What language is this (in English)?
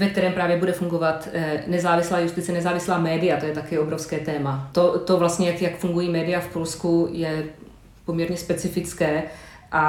Czech